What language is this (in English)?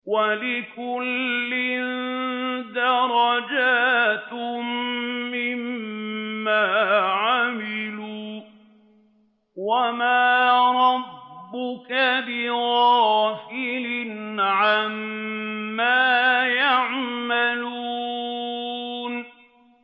Arabic